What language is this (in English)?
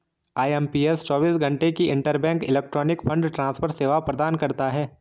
Hindi